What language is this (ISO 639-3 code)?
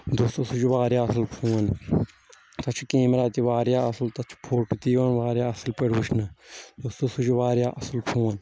kas